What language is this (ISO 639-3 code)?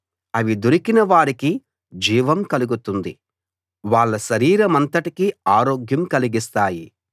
tel